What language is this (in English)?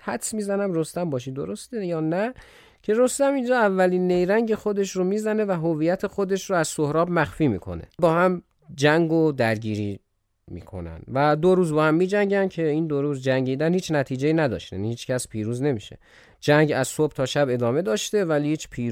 Persian